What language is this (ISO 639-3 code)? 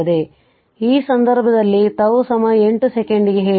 kan